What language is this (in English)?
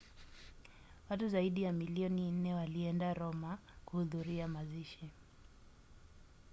Swahili